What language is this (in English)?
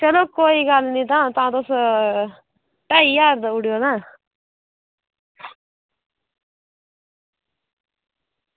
Dogri